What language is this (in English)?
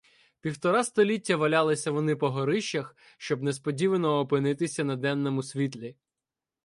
Ukrainian